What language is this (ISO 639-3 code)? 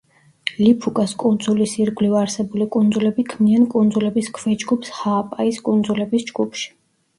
kat